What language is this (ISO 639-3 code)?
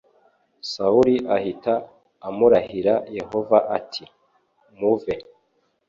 kin